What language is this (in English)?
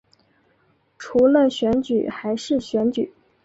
Chinese